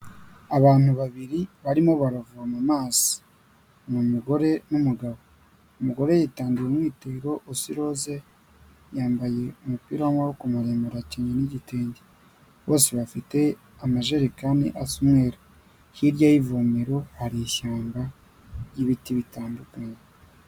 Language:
Kinyarwanda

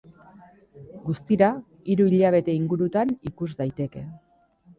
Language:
Basque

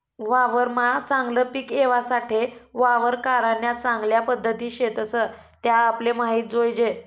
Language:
Marathi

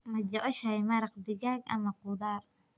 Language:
Somali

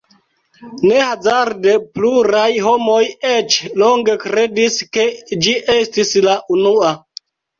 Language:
Esperanto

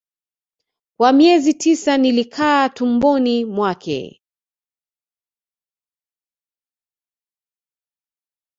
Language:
Swahili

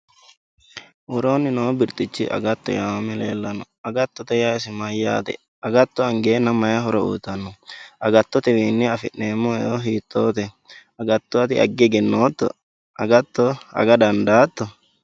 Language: Sidamo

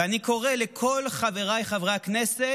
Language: Hebrew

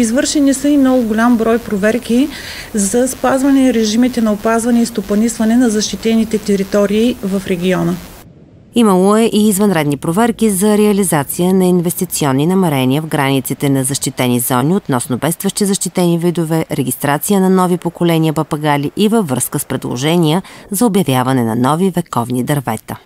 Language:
Bulgarian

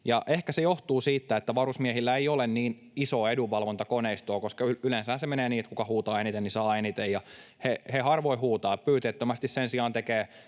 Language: Finnish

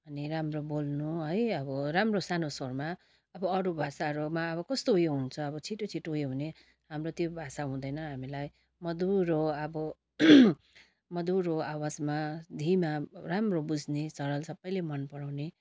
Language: Nepali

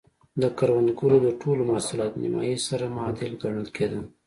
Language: Pashto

